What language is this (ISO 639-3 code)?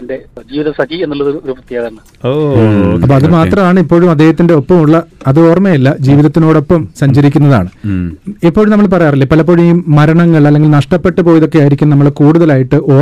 mal